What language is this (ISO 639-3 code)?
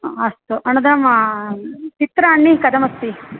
san